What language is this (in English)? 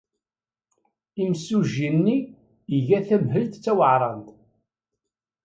Kabyle